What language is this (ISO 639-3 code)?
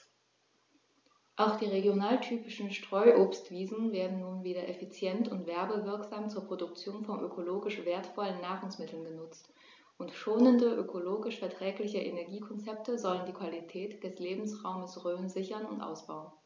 deu